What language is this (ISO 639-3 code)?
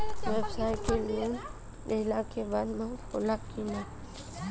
bho